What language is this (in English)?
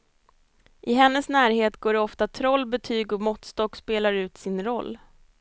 Swedish